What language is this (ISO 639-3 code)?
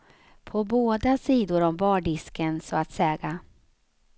swe